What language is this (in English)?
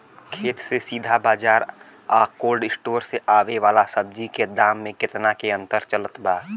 Bhojpuri